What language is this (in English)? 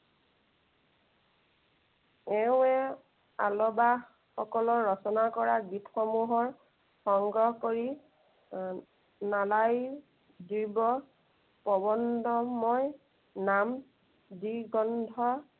Assamese